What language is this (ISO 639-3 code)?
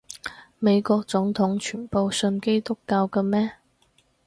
yue